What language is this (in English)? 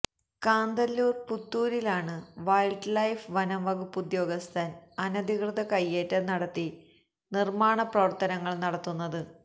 Malayalam